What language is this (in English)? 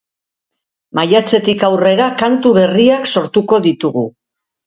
Basque